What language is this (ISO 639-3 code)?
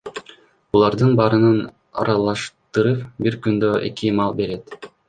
kir